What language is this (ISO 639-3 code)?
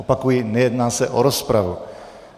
ces